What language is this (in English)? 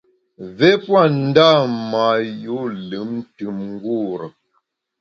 Bamun